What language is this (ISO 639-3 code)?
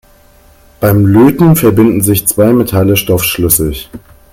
deu